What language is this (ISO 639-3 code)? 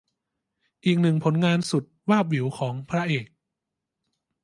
tha